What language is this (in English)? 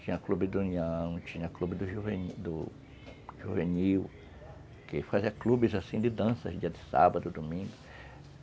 Portuguese